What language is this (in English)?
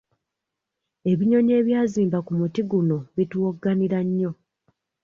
Ganda